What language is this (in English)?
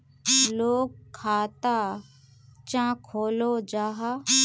Magahi